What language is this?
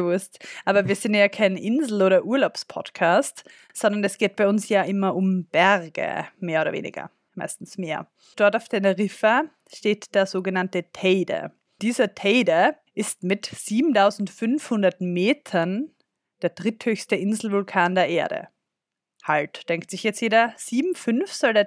German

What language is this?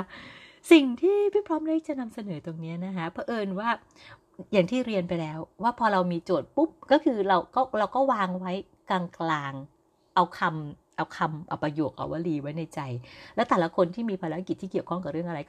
Thai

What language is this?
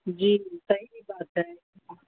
Urdu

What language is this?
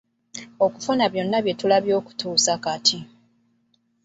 Ganda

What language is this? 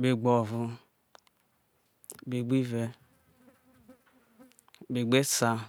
Isoko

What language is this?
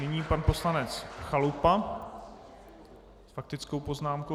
Czech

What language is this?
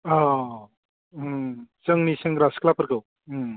Bodo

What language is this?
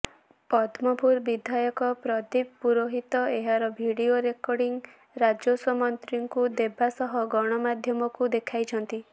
Odia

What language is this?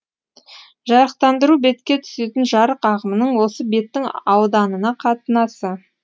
Kazakh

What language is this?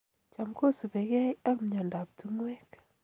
Kalenjin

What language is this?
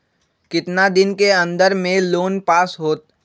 Magahi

